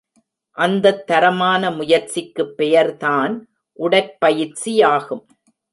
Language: Tamil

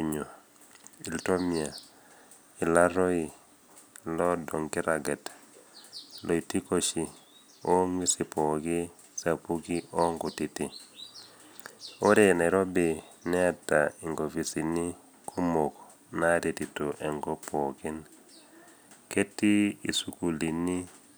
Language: Masai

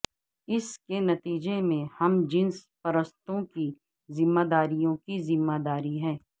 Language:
Urdu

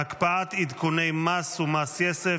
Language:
Hebrew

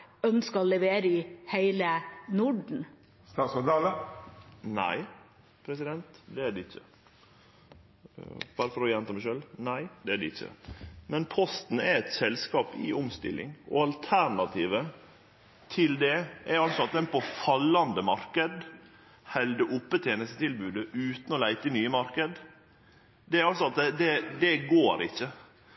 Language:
Norwegian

